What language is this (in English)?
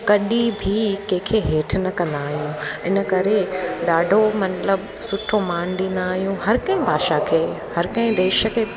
Sindhi